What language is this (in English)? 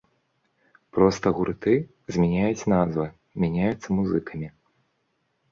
Belarusian